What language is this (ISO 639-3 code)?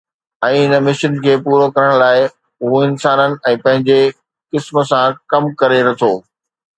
snd